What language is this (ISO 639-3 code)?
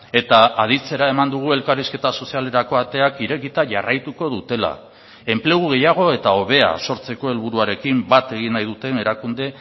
eus